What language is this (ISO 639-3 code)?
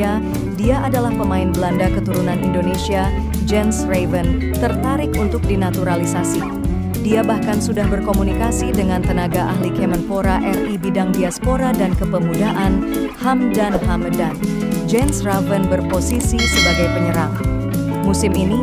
ind